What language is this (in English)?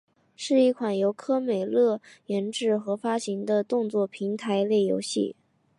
Chinese